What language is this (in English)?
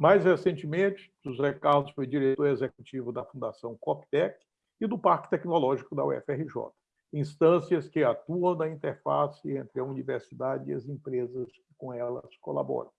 Portuguese